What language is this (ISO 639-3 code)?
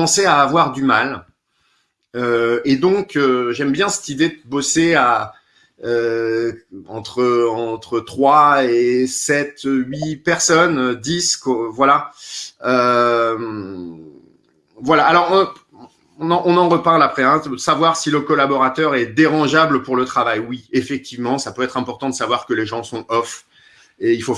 fra